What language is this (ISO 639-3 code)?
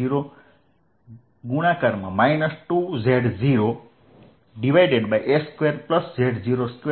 guj